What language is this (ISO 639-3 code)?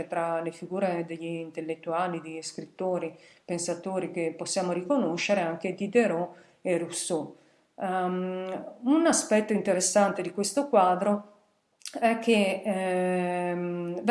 ita